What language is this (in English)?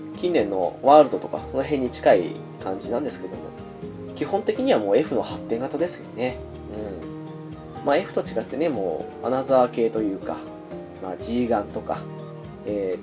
Japanese